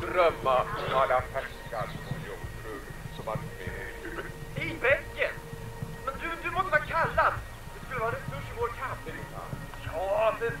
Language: Swedish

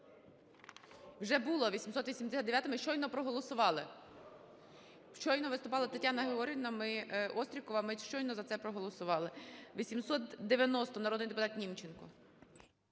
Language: Ukrainian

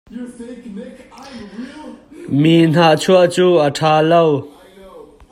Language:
Hakha Chin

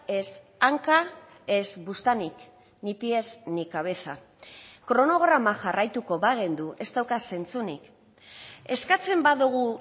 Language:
Basque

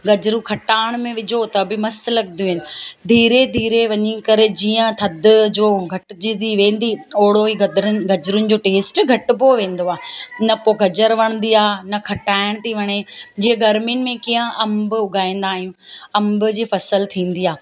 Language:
Sindhi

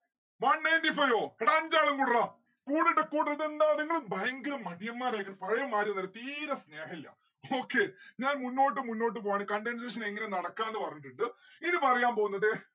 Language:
Malayalam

